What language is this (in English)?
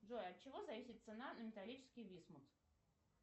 Russian